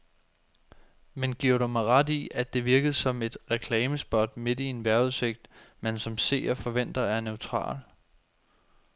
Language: Danish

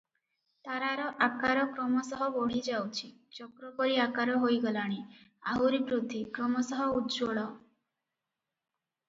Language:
Odia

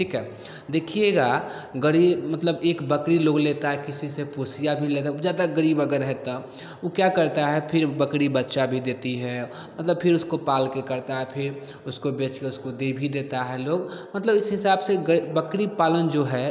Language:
Hindi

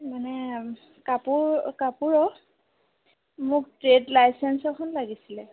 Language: Assamese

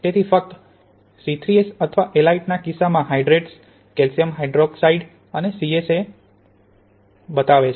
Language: Gujarati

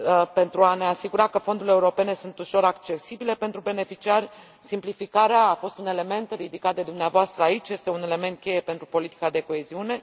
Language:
Romanian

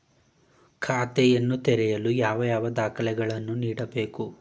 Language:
Kannada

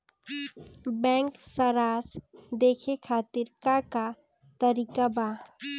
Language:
Bhojpuri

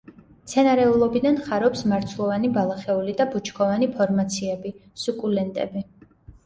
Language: Georgian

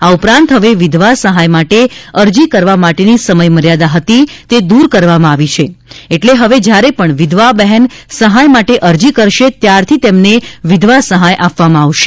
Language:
Gujarati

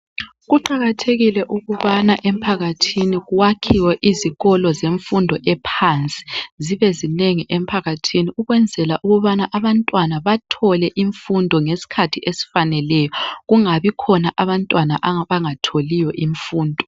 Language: North Ndebele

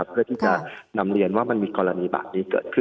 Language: Thai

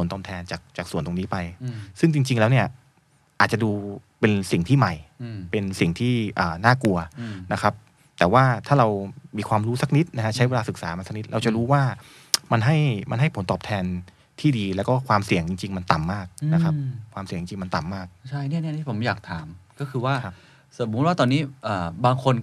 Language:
Thai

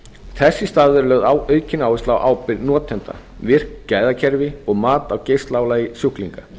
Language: Icelandic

